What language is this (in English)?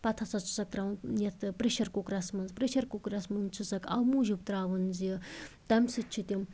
Kashmiri